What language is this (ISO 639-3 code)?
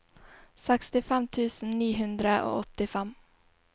nor